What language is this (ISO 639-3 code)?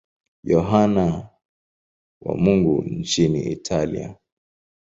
swa